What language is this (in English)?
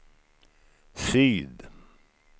Swedish